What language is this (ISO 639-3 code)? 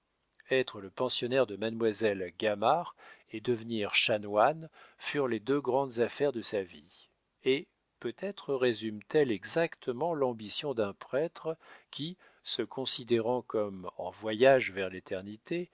fra